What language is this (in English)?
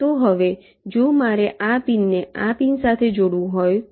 Gujarati